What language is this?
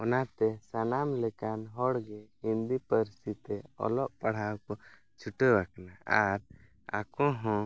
Santali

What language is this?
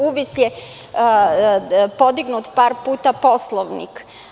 Serbian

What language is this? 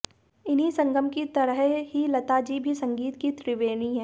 Hindi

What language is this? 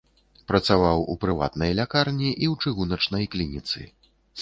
Belarusian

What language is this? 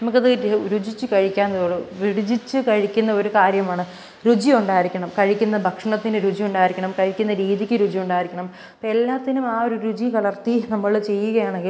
Malayalam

